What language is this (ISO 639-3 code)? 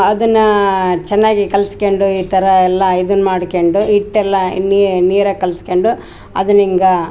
kan